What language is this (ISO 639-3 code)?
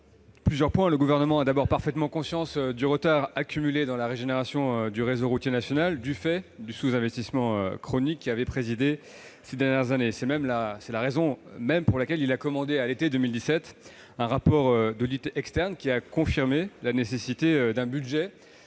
fra